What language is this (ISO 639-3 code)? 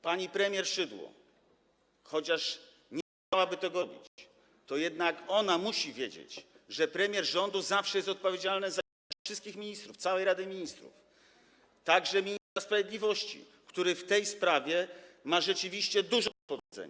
pol